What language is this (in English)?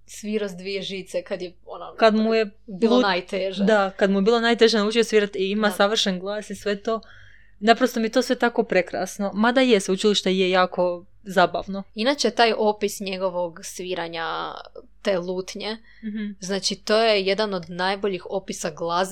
Croatian